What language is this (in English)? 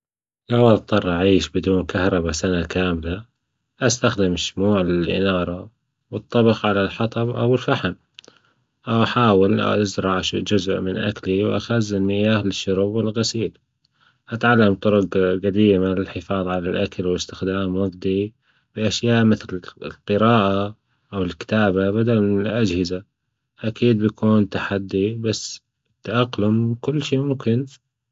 Gulf Arabic